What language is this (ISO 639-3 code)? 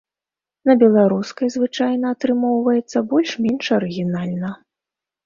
bel